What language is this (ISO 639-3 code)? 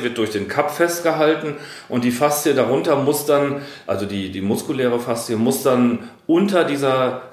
deu